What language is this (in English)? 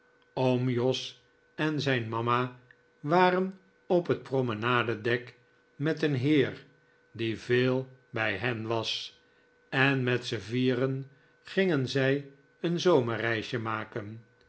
Dutch